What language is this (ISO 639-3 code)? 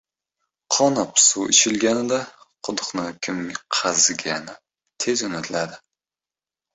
uzb